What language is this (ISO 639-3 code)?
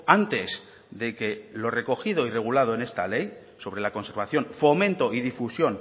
spa